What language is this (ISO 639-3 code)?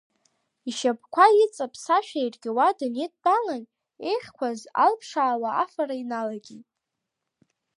abk